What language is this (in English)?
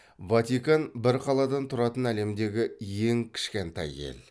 Kazakh